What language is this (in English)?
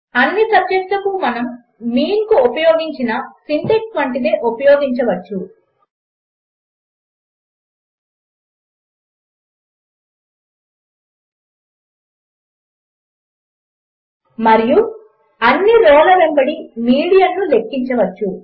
Telugu